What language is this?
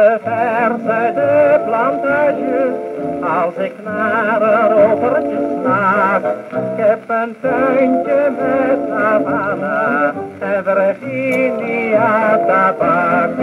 Dutch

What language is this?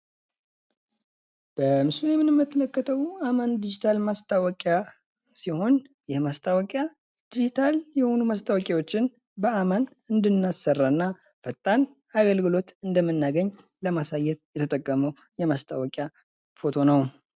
Amharic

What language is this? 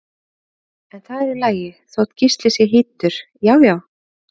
Icelandic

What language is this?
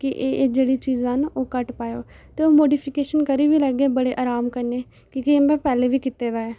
Dogri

